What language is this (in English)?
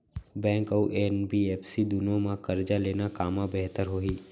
Chhattisgarhi